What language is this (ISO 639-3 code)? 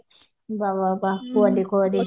ori